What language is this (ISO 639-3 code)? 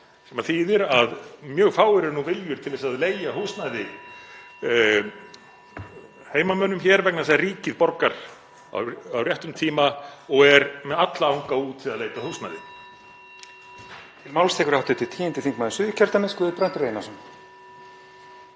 isl